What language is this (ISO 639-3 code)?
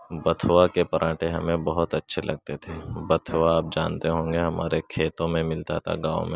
urd